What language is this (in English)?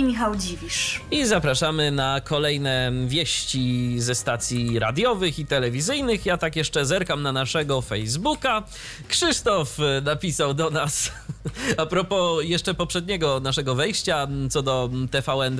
Polish